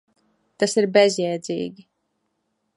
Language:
Latvian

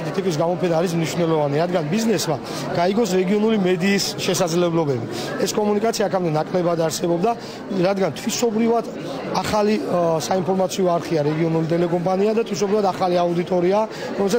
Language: Romanian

